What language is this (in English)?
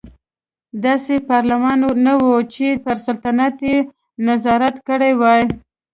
Pashto